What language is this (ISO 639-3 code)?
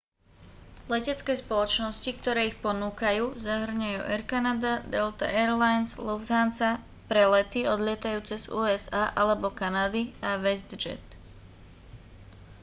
slk